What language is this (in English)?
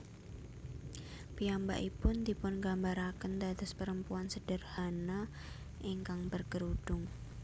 Javanese